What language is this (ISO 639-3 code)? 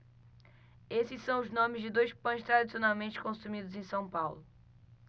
por